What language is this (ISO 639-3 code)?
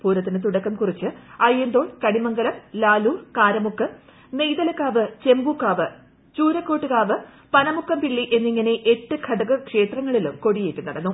mal